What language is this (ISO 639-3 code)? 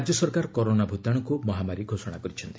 ori